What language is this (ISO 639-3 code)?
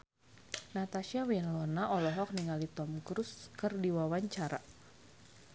sun